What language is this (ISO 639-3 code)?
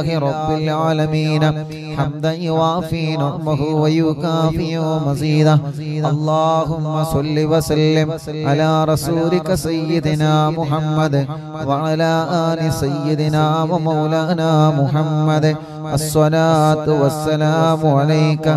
ara